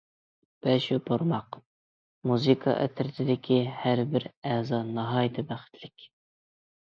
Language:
Uyghur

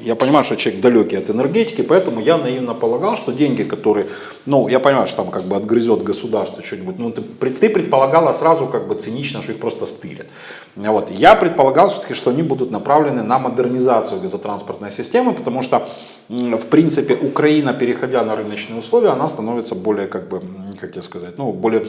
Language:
Russian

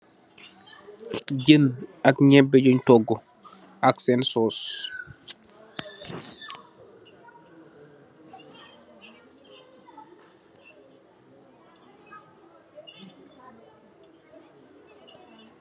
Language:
Wolof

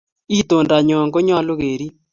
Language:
Kalenjin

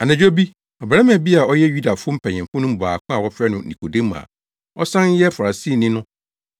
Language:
Akan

